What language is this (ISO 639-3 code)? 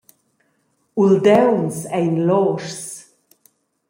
roh